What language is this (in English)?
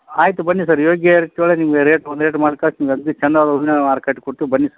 Kannada